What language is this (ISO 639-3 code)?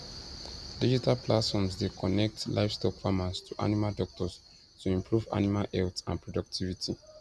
pcm